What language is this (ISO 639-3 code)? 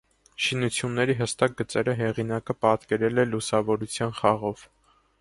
hye